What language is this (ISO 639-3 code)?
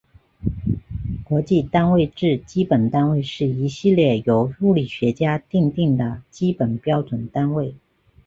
zho